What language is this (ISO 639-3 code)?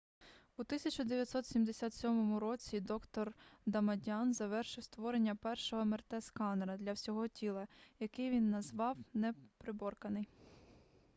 ukr